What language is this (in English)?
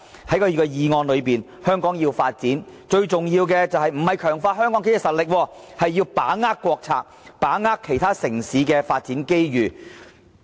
Cantonese